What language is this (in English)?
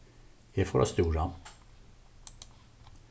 Faroese